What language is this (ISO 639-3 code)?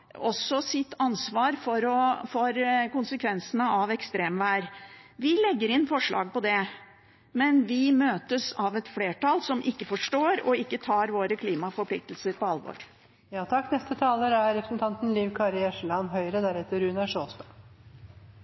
nor